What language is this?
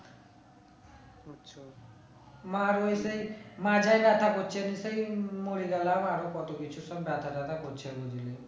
Bangla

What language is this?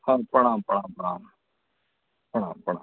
Maithili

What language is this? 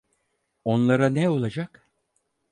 Turkish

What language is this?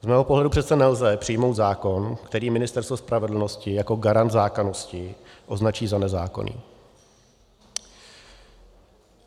Czech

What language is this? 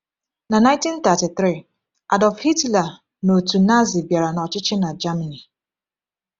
Igbo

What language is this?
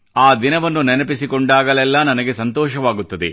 Kannada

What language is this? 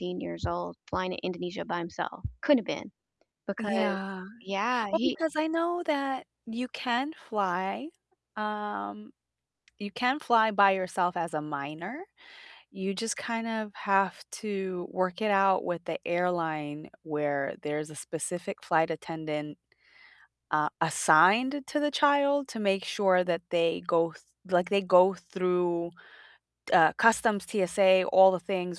English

